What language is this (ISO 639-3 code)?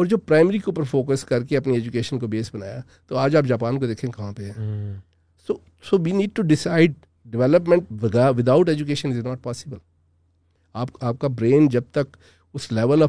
urd